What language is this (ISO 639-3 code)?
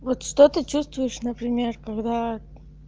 rus